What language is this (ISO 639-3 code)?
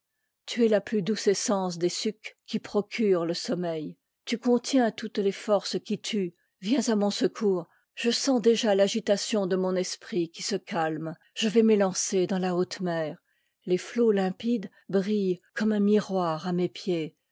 fra